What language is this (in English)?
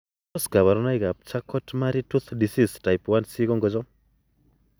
Kalenjin